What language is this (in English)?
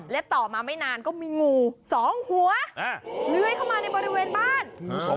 Thai